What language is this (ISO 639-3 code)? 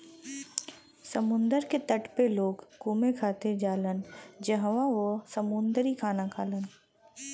bho